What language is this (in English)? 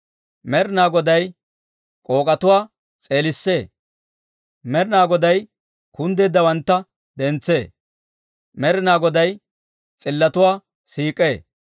Dawro